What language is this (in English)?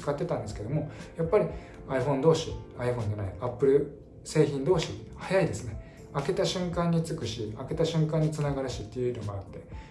Japanese